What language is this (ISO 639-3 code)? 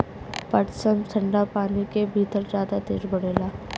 bho